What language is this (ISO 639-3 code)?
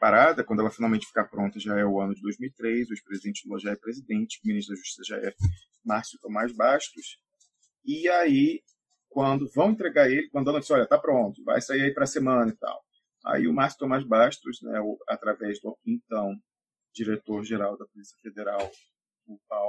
por